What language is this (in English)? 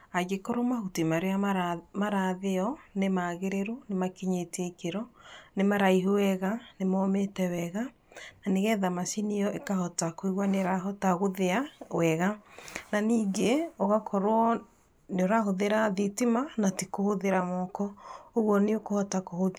Kikuyu